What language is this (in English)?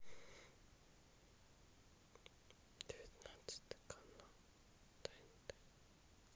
Russian